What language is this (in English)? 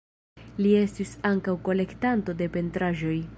Esperanto